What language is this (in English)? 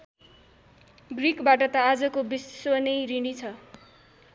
Nepali